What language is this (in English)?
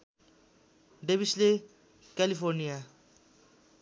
Nepali